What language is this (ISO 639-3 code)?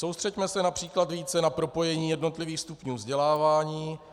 ces